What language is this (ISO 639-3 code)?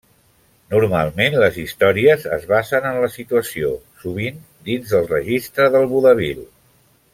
cat